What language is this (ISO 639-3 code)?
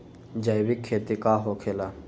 mag